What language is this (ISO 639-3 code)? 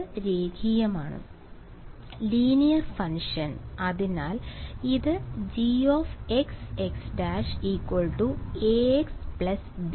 mal